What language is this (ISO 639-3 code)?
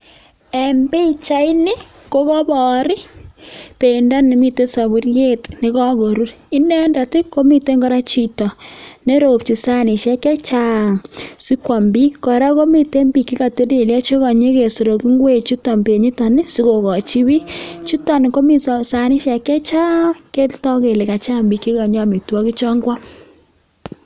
kln